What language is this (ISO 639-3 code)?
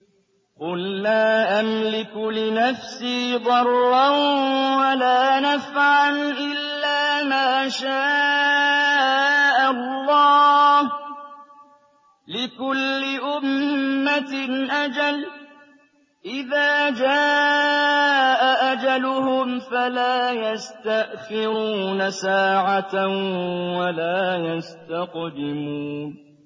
ara